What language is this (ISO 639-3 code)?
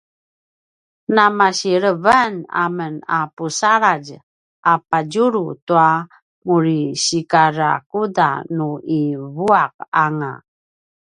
pwn